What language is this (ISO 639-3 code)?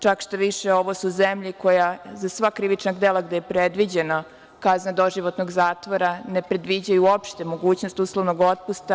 srp